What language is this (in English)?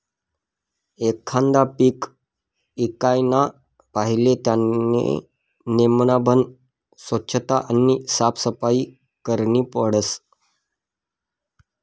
Marathi